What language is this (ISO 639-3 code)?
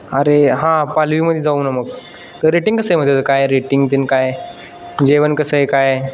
mar